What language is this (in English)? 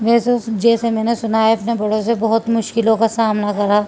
Urdu